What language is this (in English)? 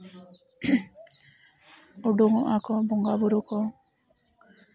Santali